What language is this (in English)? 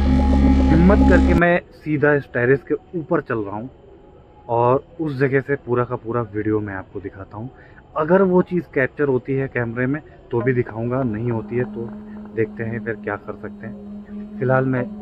Hindi